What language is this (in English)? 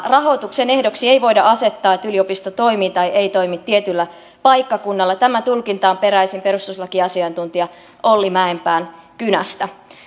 Finnish